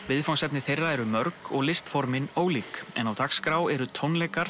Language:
Icelandic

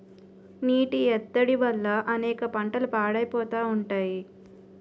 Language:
Telugu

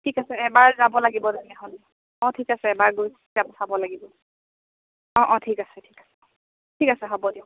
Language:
Assamese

